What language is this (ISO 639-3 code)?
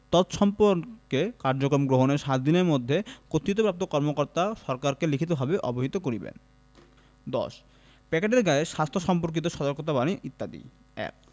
ben